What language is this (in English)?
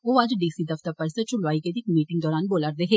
Dogri